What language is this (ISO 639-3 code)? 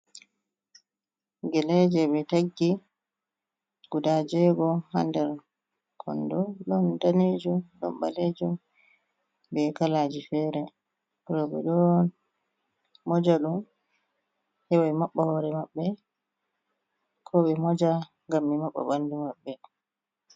ful